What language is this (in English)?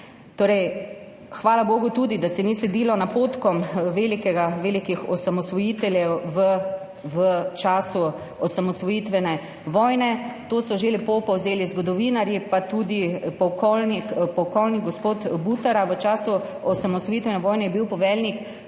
Slovenian